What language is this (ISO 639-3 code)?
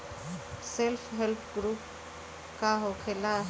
bho